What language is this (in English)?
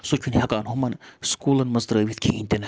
Kashmiri